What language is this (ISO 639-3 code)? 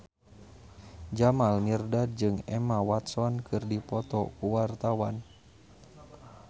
sun